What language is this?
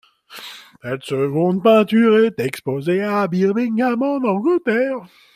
French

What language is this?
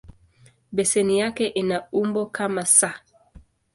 Swahili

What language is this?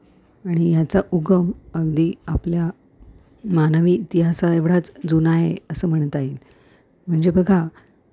Marathi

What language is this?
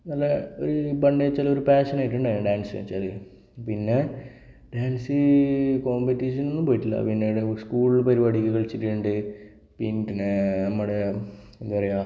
Malayalam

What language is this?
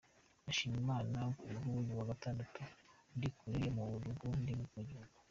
Kinyarwanda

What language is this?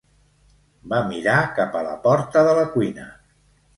Catalan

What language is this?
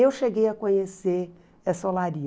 Portuguese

